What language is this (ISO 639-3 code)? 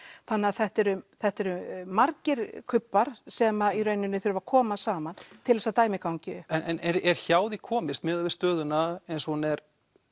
isl